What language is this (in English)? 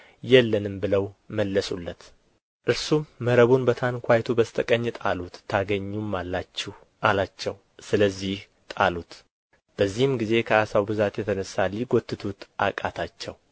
Amharic